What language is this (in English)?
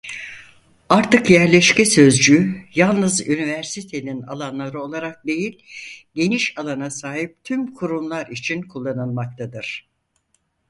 Turkish